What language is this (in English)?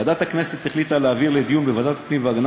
Hebrew